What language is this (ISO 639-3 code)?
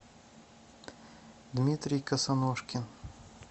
rus